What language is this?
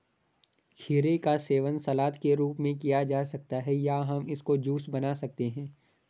Hindi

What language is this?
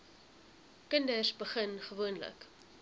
Afrikaans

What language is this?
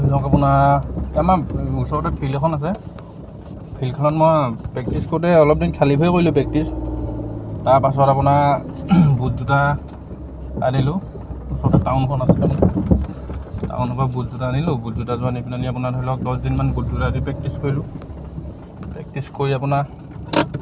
Assamese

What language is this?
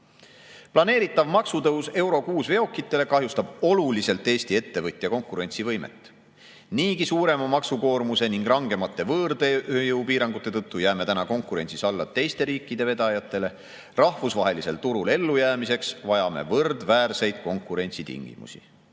Estonian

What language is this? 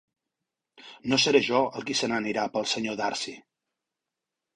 Catalan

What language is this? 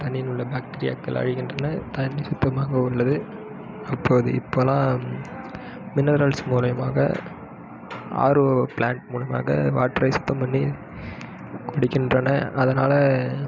Tamil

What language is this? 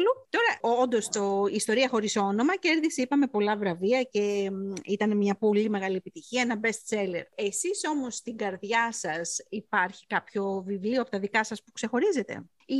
Greek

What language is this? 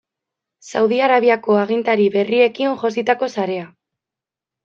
Basque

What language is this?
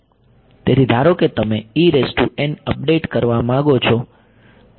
Gujarati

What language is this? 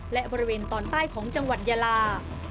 Thai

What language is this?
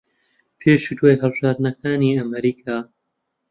Central Kurdish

